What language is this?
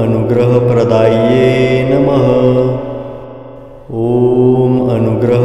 Romanian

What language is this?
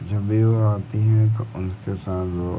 Hindi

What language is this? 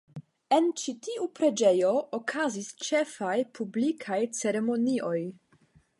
Esperanto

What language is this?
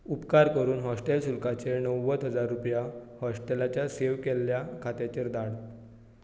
Konkani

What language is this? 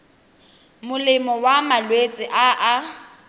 Tswana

